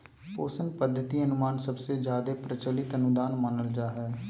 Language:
Magahi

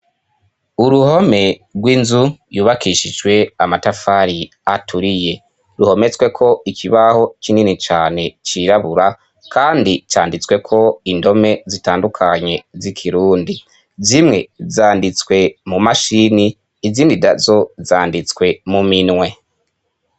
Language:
Rundi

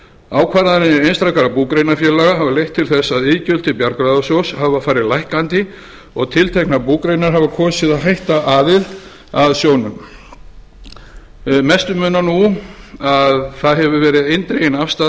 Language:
Icelandic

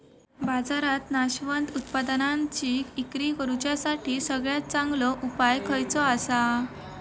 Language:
Marathi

